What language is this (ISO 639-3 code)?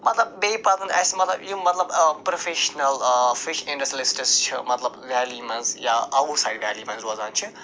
kas